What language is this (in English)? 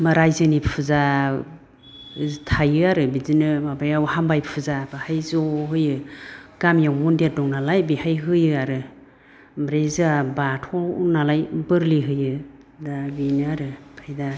Bodo